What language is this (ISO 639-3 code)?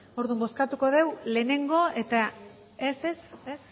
eus